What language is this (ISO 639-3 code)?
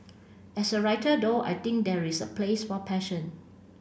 eng